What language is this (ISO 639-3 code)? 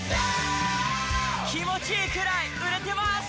jpn